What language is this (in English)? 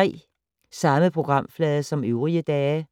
Danish